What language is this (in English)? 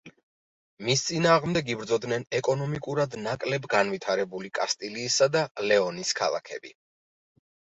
Georgian